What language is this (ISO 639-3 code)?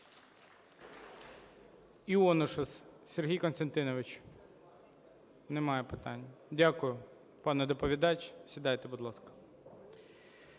ukr